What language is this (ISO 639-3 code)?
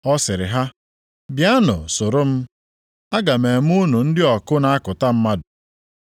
ibo